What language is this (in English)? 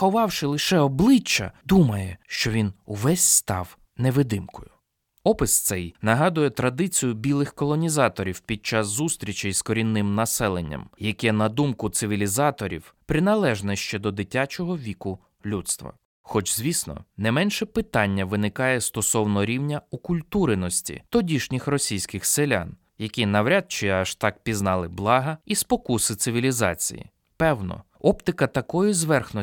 Ukrainian